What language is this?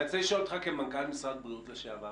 Hebrew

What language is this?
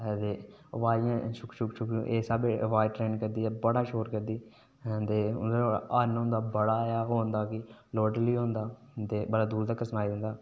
Dogri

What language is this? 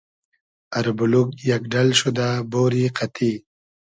Hazaragi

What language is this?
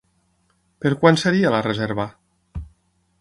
Catalan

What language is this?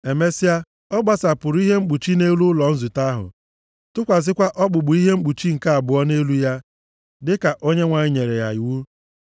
Igbo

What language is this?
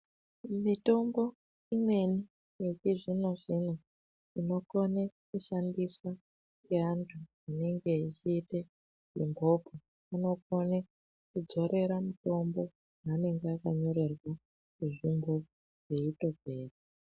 Ndau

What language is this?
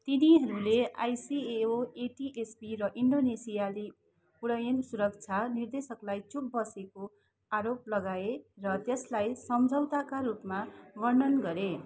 Nepali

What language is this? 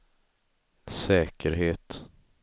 Swedish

